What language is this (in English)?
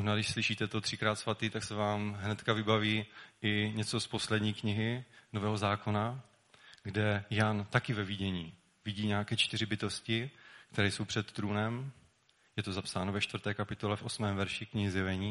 Czech